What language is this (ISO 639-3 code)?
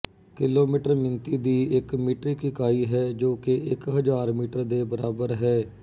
pan